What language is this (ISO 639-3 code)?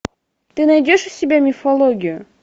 rus